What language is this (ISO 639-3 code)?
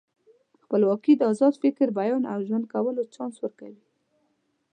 pus